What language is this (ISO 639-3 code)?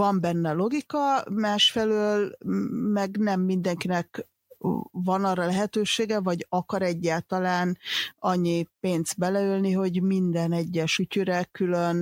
hun